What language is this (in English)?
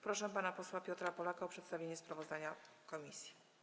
Polish